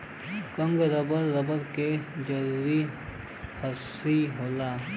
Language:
Bhojpuri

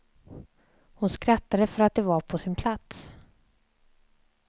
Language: Swedish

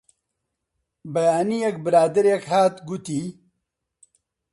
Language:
Central Kurdish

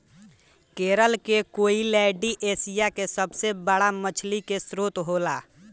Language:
Bhojpuri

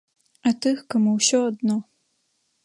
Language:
Belarusian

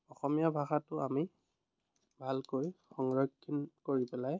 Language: Assamese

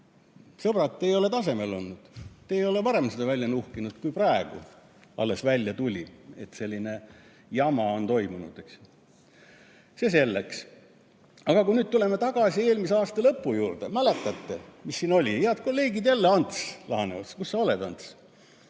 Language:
Estonian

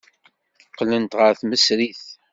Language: Kabyle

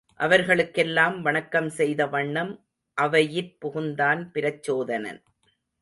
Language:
Tamil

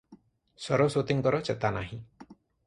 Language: Odia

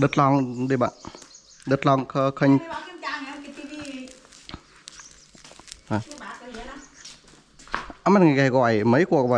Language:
Vietnamese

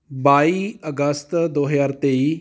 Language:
Punjabi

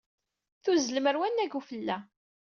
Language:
Kabyle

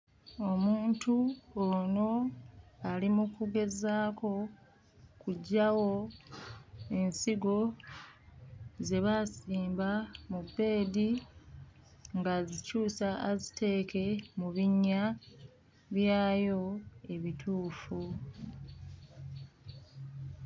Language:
Ganda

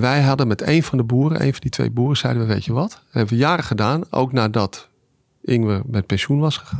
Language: Dutch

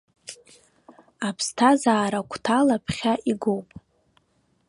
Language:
Abkhazian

